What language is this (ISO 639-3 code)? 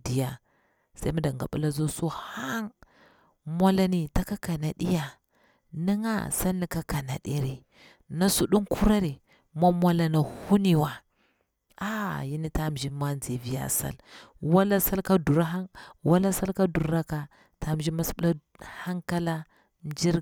bwr